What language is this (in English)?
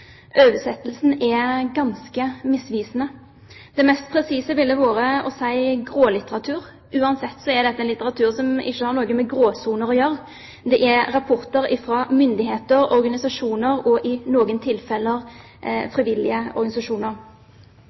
Norwegian Bokmål